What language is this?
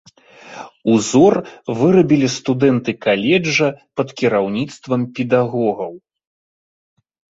Belarusian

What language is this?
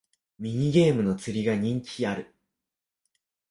Japanese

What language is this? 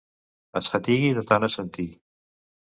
Catalan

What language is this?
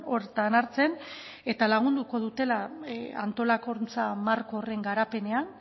Basque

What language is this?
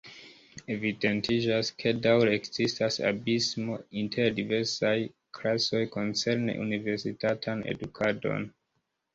Esperanto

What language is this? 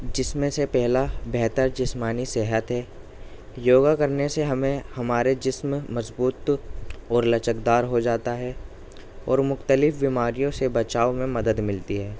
Urdu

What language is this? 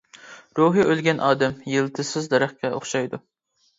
Uyghur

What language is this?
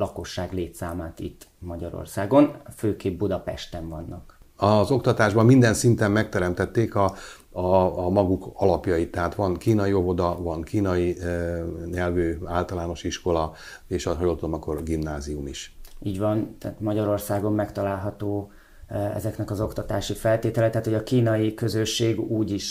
Hungarian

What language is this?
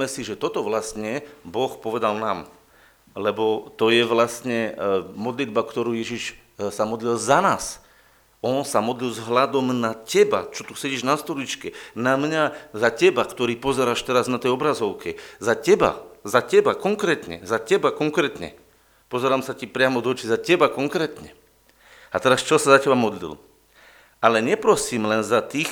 Slovak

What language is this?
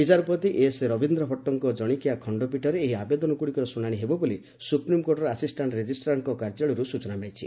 Odia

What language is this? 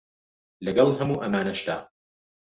Central Kurdish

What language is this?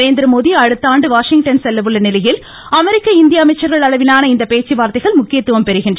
Tamil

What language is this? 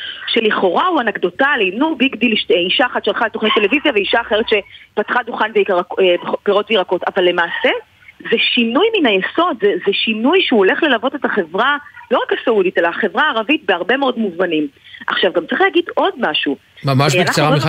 Hebrew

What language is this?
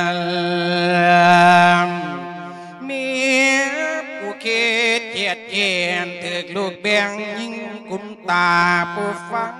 Thai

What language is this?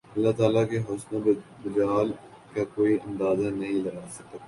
Urdu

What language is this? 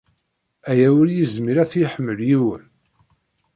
Kabyle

